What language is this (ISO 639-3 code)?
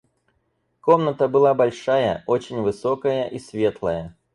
rus